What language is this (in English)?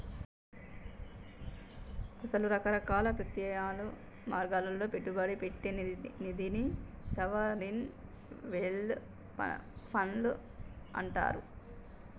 Telugu